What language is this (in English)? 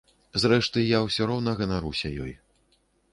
Belarusian